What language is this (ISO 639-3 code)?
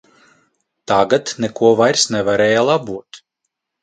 lav